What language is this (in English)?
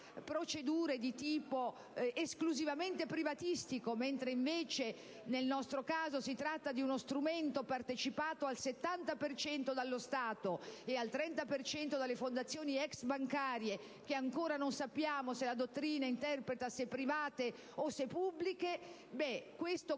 Italian